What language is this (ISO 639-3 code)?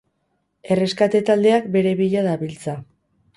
eus